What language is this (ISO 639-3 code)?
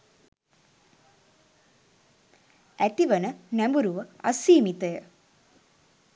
sin